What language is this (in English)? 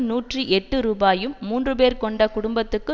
Tamil